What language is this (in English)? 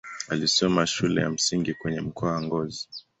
Swahili